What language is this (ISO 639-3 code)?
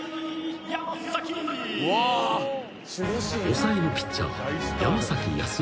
jpn